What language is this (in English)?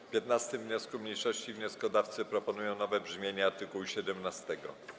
Polish